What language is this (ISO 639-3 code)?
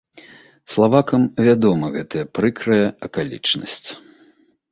bel